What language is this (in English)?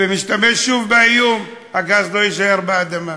Hebrew